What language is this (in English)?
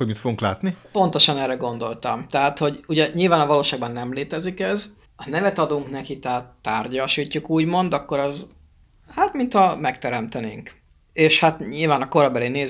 Hungarian